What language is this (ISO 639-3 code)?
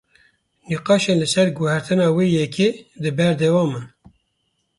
kur